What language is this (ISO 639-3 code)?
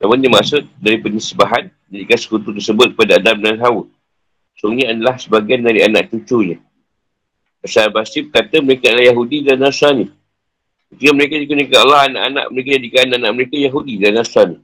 msa